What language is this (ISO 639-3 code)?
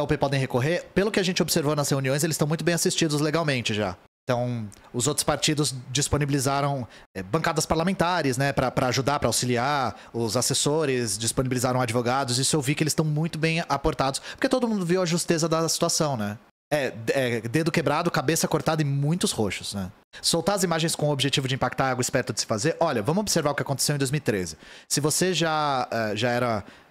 por